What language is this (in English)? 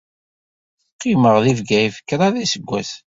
Kabyle